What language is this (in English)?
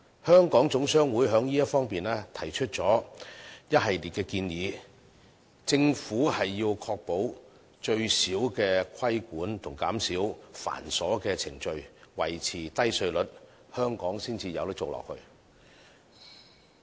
Cantonese